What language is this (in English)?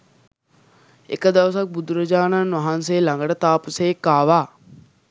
Sinhala